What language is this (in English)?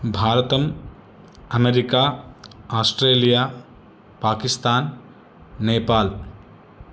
Sanskrit